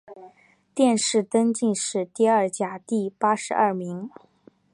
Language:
Chinese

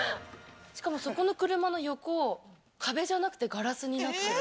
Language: Japanese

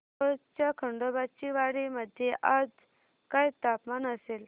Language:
Marathi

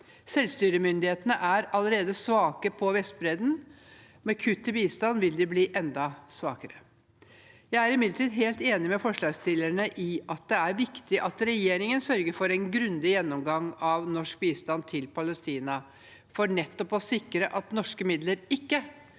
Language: Norwegian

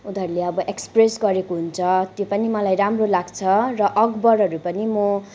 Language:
Nepali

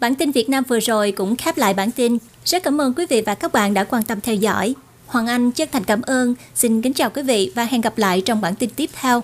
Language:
Vietnamese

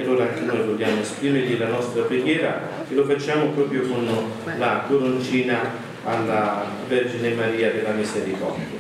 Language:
Italian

